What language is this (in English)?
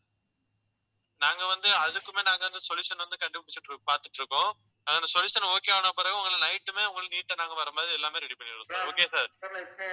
Tamil